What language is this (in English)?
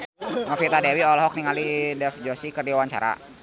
Sundanese